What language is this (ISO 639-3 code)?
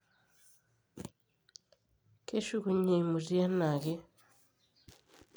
mas